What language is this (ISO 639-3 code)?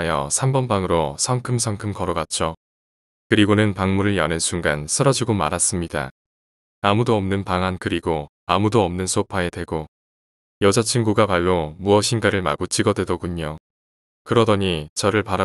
kor